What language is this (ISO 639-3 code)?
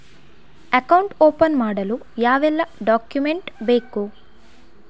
kan